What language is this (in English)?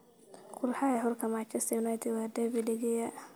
Somali